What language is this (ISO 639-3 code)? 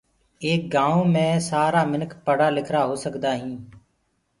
ggg